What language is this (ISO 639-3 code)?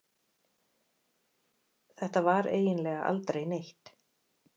isl